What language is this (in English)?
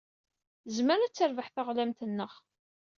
Kabyle